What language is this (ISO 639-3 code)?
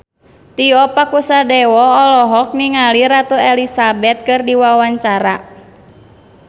sun